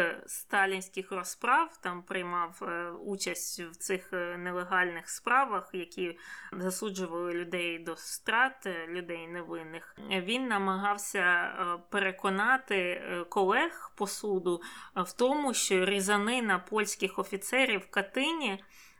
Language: Ukrainian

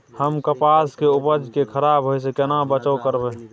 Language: Maithili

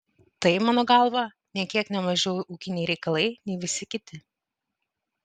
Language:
Lithuanian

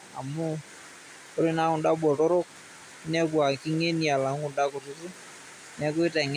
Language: Masai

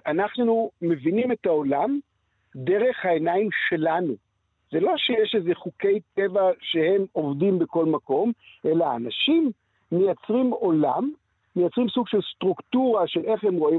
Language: Hebrew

